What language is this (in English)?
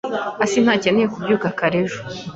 Kinyarwanda